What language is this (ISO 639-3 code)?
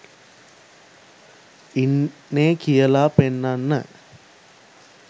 sin